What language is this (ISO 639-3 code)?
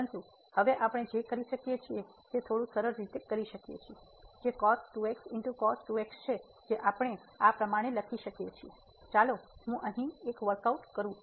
guj